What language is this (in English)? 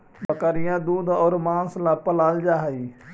Magahi